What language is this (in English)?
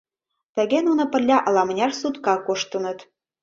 Mari